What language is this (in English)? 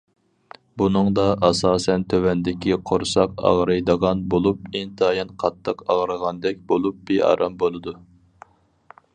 Uyghur